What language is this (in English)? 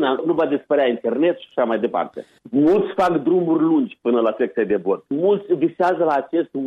Romanian